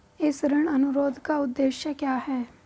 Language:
Hindi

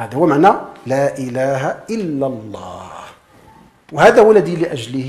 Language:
Arabic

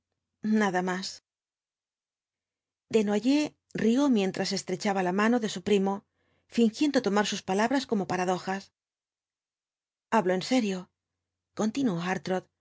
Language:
Spanish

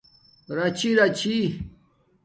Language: Domaaki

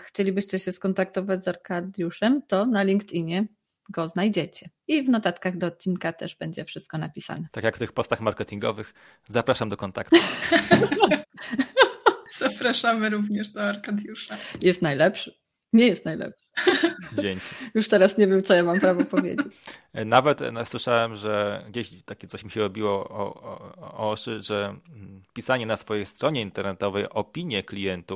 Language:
Polish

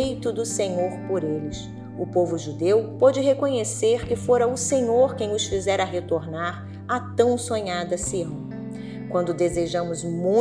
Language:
Portuguese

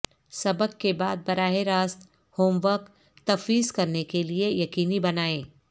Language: Urdu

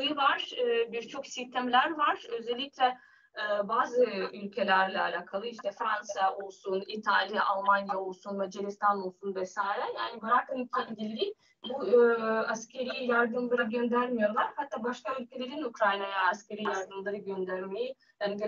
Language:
Turkish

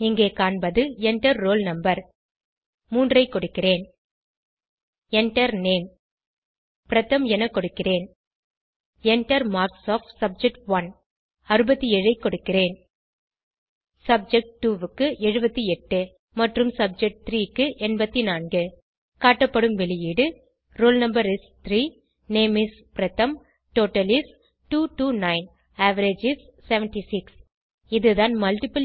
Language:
Tamil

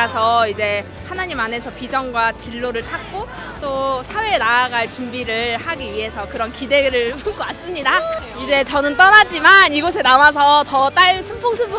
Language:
Korean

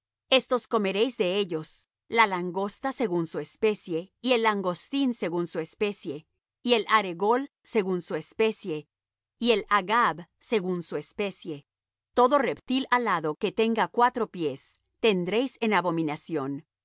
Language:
Spanish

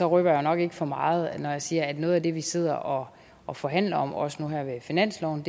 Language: Danish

